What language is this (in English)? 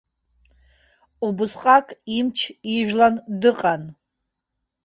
Abkhazian